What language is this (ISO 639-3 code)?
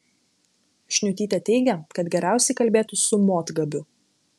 lit